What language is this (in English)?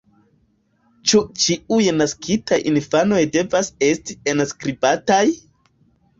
Esperanto